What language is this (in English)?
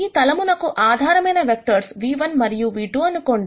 Telugu